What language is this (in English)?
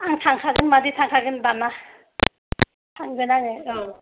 Bodo